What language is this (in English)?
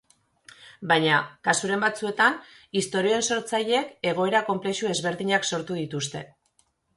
Basque